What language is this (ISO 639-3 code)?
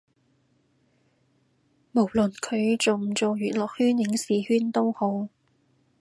yue